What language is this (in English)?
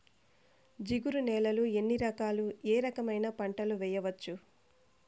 Telugu